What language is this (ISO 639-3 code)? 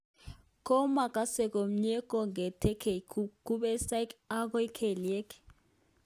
kln